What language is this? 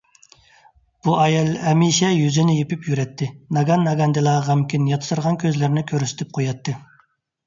Uyghur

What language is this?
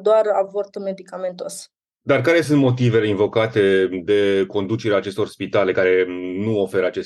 Romanian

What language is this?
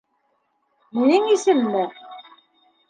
Bashkir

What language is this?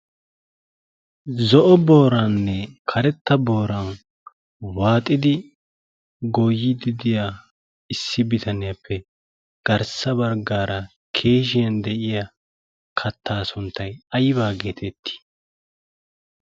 Wolaytta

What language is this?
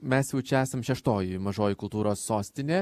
Lithuanian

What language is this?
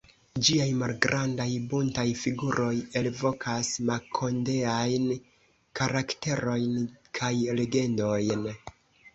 Esperanto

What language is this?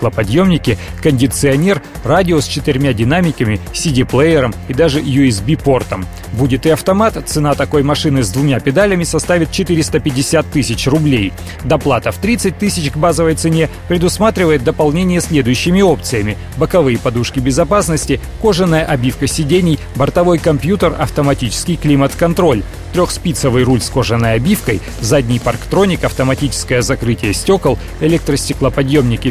Russian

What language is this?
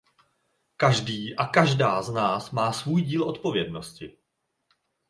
Czech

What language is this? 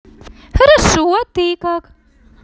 Russian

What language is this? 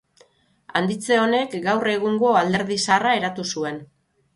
Basque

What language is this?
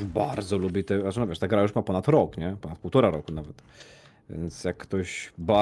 Polish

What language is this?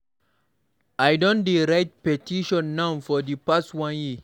Nigerian Pidgin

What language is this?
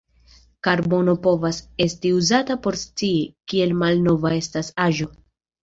Esperanto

